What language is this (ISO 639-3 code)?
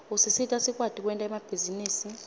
ssw